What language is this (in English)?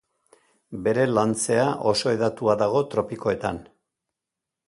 Basque